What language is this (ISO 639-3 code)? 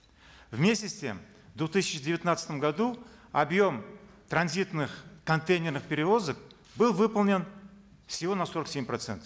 kaz